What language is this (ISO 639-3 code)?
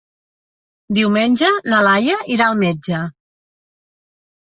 cat